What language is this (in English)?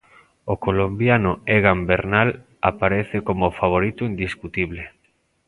Galician